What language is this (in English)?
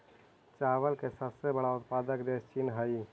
Magahi